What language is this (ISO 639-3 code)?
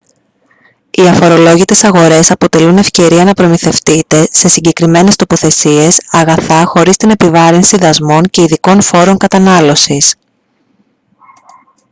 ell